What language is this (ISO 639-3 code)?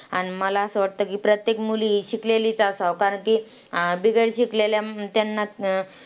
mar